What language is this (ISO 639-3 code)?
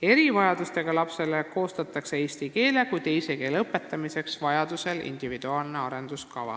est